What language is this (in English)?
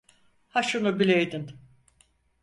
Turkish